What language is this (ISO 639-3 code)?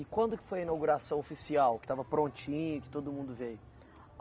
por